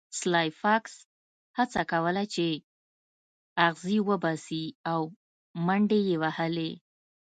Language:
Pashto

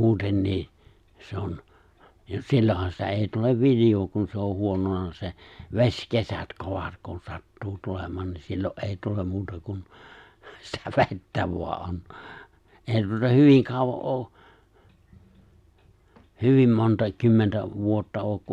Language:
Finnish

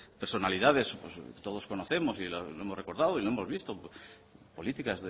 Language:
Spanish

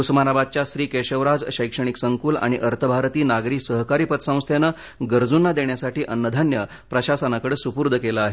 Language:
Marathi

